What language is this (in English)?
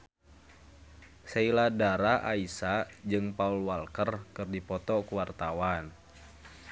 Sundanese